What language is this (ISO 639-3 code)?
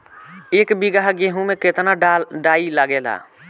bho